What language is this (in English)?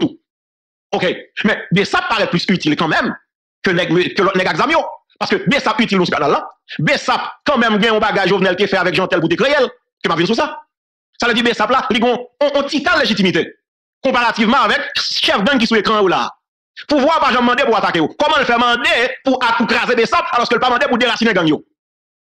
French